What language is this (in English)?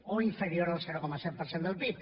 Catalan